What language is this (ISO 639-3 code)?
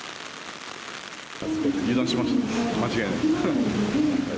jpn